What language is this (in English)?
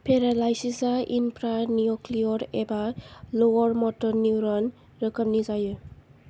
Bodo